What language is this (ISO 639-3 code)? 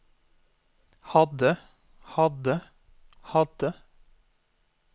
nor